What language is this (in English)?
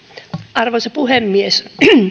Finnish